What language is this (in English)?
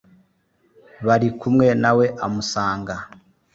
Kinyarwanda